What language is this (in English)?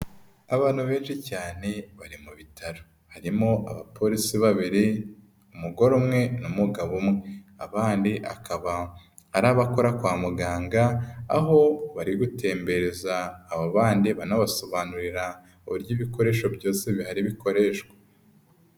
Kinyarwanda